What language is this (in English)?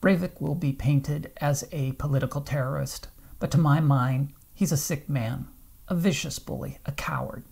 English